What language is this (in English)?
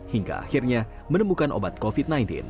Indonesian